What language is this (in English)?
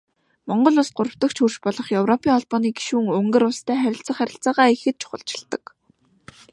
Mongolian